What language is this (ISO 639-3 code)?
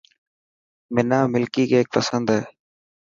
mki